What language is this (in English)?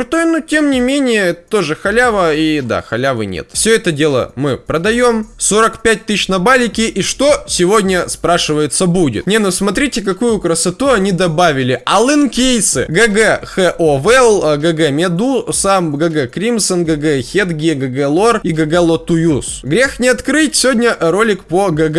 Russian